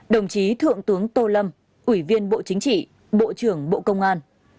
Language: Vietnamese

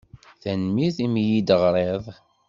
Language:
Kabyle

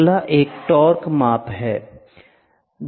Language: Hindi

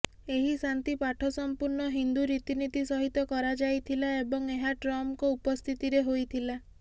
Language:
Odia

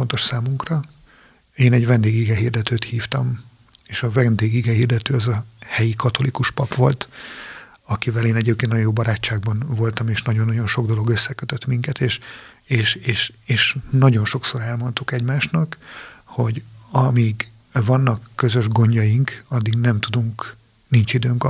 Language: Hungarian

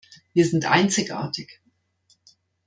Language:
German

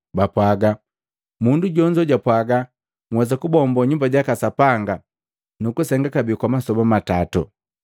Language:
Matengo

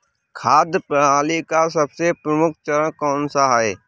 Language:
Hindi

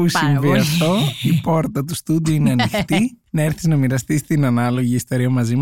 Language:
Greek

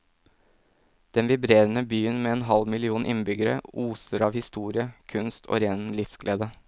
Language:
Norwegian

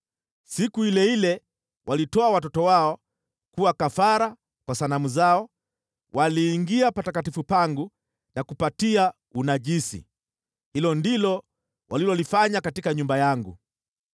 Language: Swahili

